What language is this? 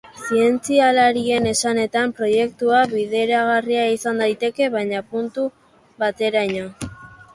Basque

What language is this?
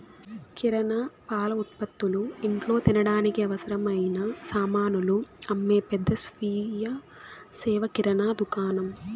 Telugu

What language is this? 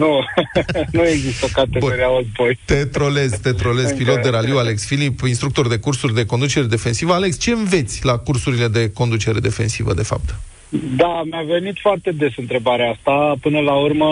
Romanian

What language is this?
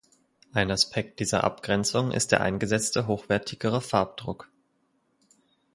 German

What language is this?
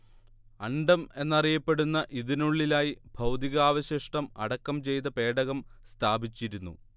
Malayalam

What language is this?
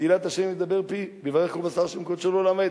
Hebrew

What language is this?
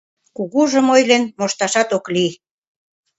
Mari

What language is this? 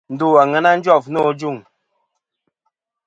Kom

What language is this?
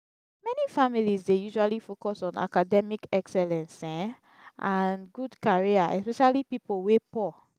Nigerian Pidgin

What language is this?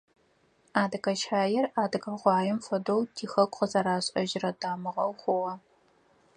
Adyghe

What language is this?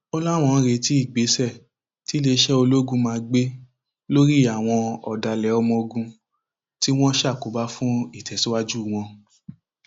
Yoruba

